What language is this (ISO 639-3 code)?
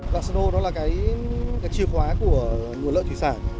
vie